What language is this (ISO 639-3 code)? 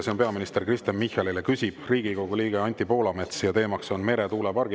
est